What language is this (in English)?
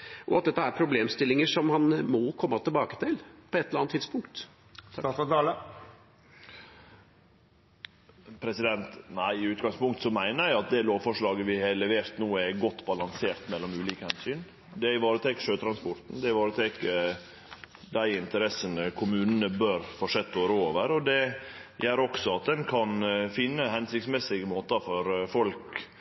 Norwegian